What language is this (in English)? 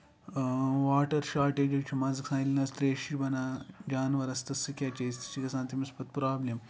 Kashmiri